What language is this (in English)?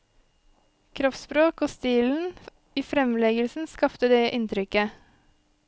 Norwegian